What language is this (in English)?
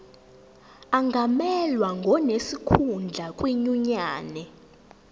Zulu